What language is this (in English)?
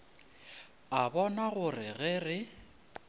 Northern Sotho